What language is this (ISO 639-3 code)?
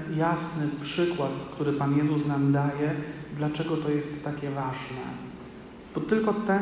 pol